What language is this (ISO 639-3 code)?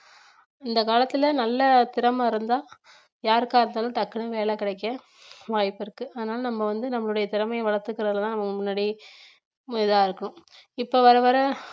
tam